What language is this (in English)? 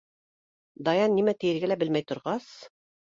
Bashkir